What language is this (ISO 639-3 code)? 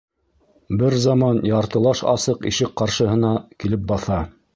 bak